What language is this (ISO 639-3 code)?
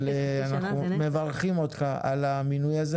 heb